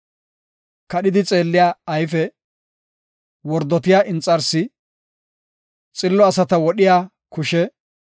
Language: Gofa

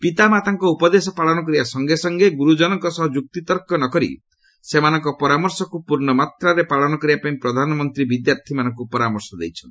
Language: Odia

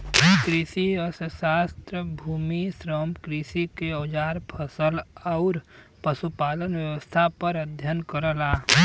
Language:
Bhojpuri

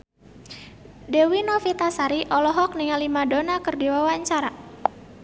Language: Sundanese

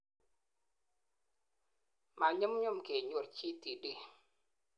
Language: Kalenjin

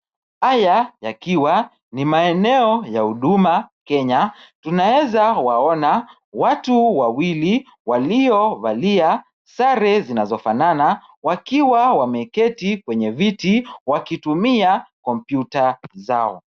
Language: Swahili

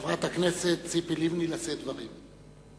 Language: Hebrew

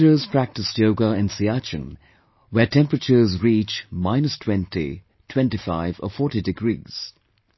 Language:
English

